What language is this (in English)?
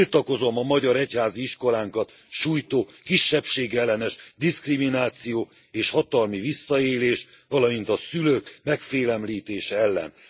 Hungarian